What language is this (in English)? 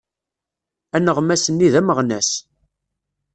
Kabyle